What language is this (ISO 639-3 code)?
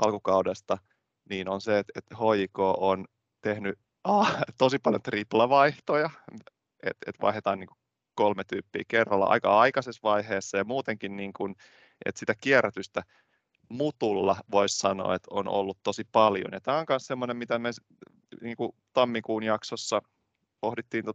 fin